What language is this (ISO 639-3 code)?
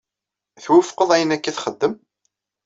kab